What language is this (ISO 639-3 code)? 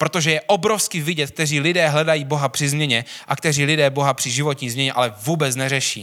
ces